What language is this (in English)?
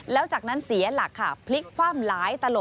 Thai